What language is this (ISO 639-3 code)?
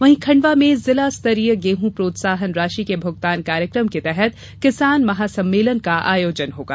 hin